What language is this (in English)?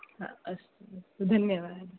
Sanskrit